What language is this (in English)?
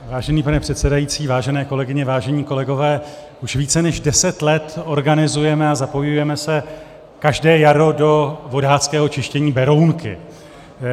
Czech